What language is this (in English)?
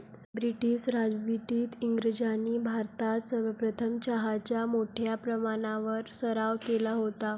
Marathi